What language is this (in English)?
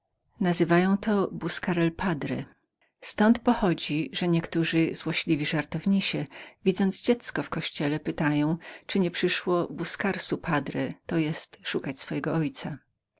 Polish